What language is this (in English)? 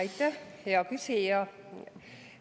Estonian